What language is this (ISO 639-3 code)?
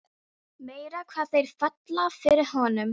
isl